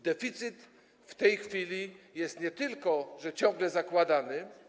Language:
Polish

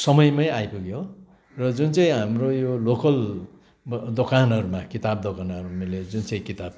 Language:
Nepali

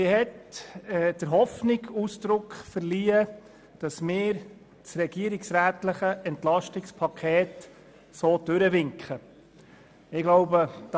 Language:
Swiss German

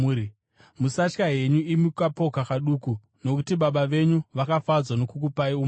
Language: Shona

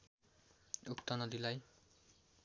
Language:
Nepali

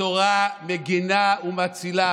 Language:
Hebrew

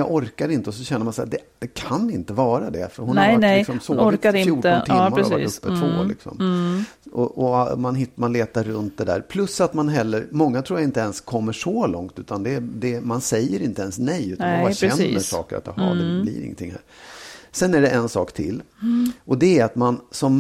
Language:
Swedish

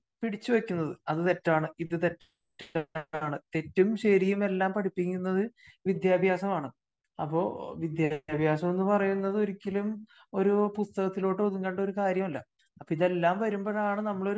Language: Malayalam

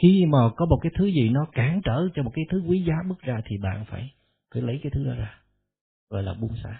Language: Vietnamese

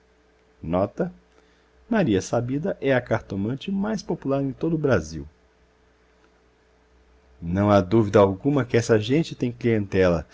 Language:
Portuguese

